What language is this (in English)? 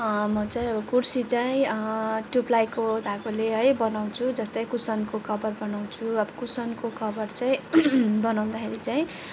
Nepali